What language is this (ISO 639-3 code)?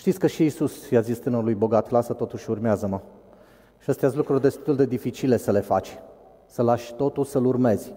ron